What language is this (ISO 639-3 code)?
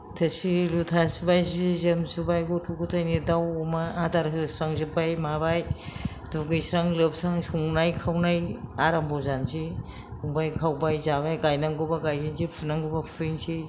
brx